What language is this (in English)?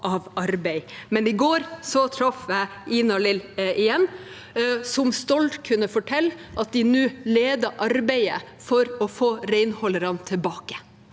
Norwegian